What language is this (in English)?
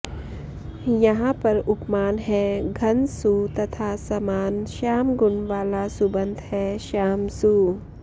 Sanskrit